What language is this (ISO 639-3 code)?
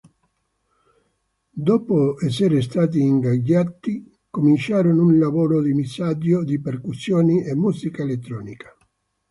ita